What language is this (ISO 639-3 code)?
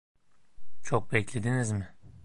tur